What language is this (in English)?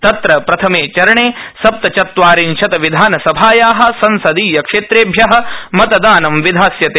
Sanskrit